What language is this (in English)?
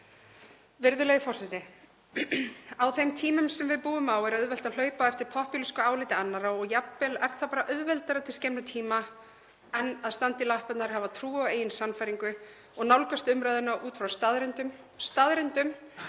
Icelandic